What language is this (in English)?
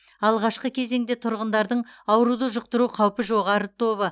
Kazakh